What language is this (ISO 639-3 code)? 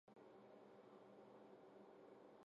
zho